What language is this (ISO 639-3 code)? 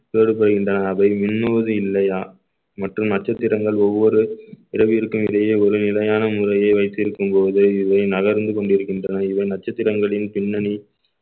tam